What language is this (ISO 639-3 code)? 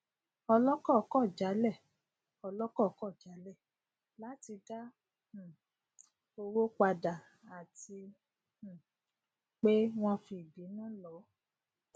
yor